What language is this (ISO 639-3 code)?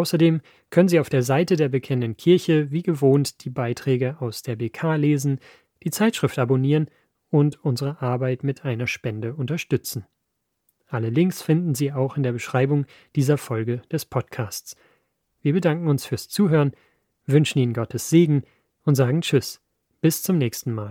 deu